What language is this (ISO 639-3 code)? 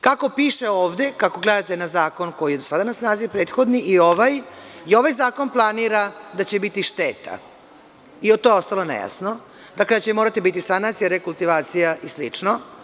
srp